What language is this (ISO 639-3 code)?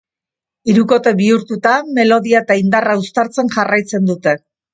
eus